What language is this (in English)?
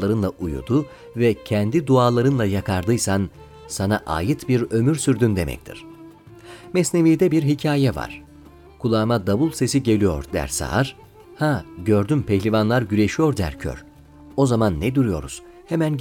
Turkish